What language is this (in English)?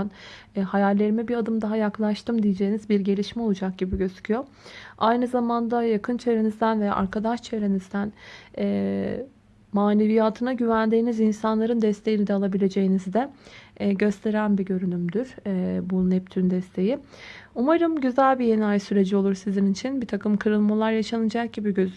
Turkish